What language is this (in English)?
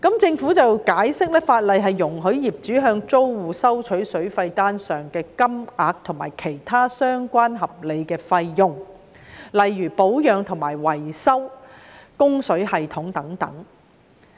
Cantonese